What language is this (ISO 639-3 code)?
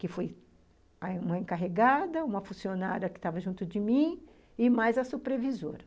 por